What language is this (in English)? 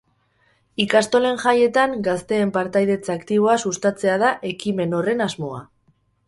Basque